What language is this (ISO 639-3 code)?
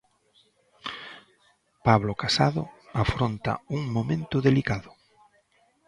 glg